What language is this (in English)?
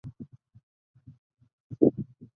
Chinese